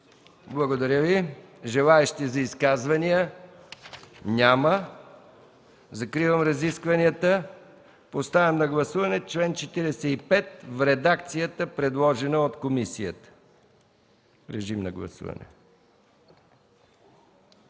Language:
Bulgarian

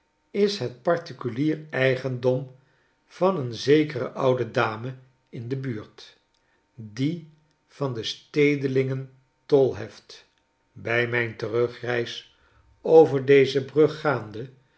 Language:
Dutch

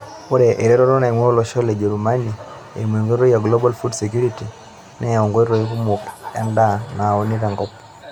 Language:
Masai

